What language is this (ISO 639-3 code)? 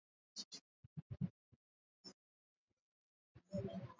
swa